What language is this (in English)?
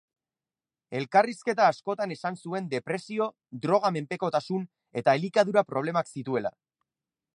Basque